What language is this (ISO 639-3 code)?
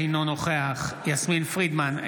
heb